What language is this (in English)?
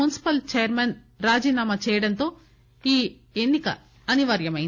Telugu